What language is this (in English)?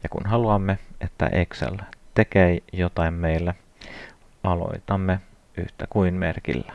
Finnish